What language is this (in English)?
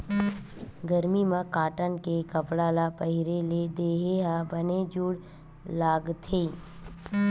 Chhattisgarhi